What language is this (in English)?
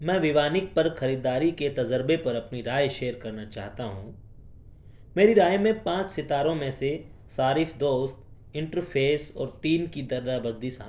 Urdu